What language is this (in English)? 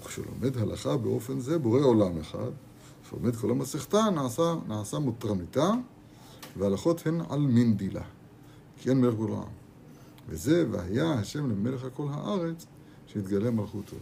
Hebrew